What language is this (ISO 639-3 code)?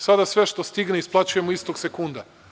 srp